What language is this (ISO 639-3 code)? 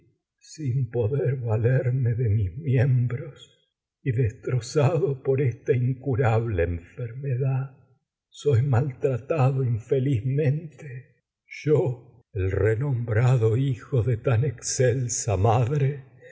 spa